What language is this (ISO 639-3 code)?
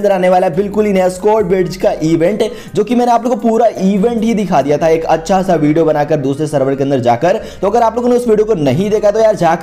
hin